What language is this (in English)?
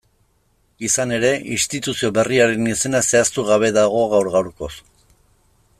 Basque